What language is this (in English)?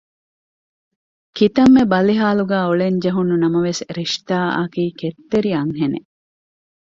Divehi